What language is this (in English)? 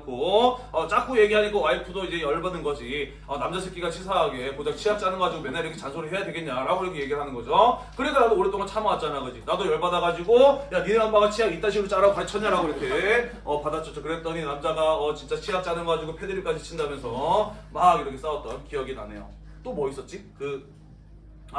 Korean